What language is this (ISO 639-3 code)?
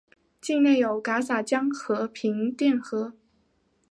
zho